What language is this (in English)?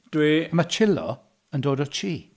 Welsh